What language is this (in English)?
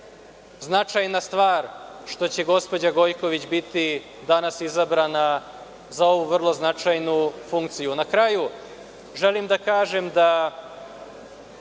Serbian